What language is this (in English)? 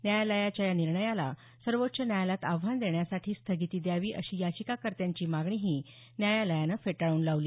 Marathi